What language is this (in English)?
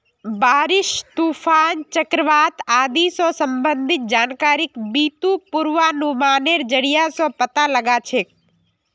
Magahi